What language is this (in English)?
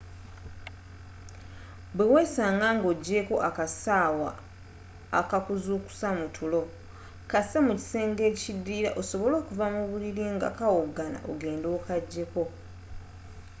Ganda